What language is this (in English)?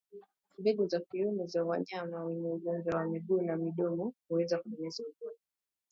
Swahili